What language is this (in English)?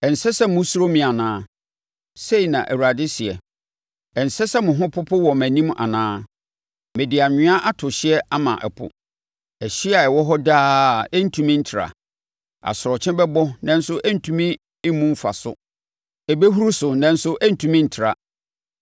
Akan